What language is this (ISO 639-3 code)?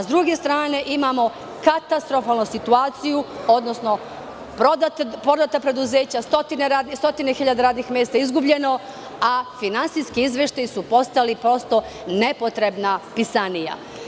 srp